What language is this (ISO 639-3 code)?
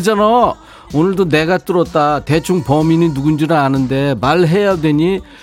kor